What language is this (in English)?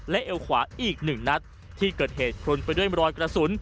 Thai